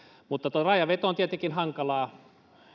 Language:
Finnish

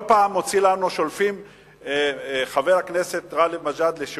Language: Hebrew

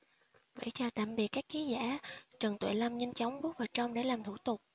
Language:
Vietnamese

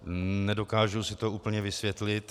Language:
Czech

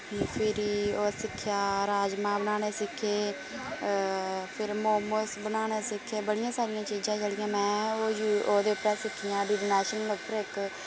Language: Dogri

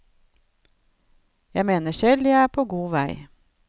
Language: Norwegian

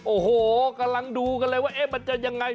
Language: Thai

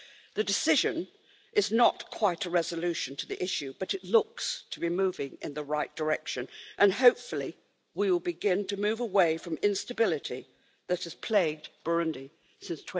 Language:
English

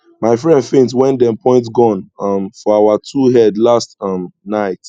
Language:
Nigerian Pidgin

